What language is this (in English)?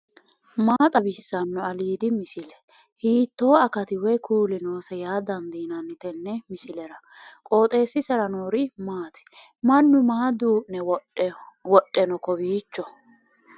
Sidamo